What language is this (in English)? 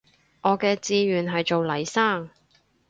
Cantonese